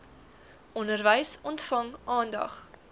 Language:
Afrikaans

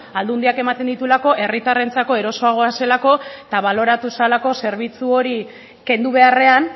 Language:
Basque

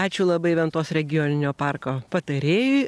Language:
Lithuanian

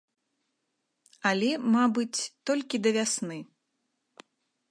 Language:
Belarusian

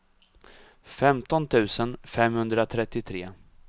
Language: Swedish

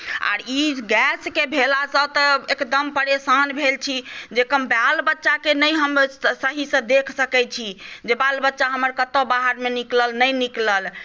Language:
Maithili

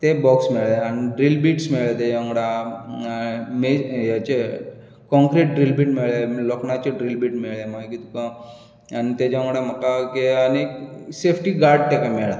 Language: Konkani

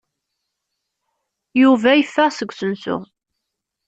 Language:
Kabyle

